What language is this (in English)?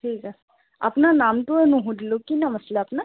Assamese